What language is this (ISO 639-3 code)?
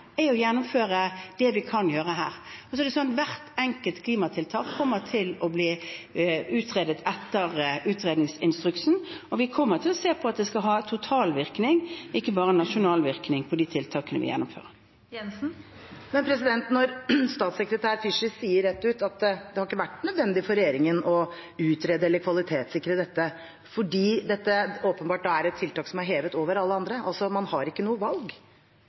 nor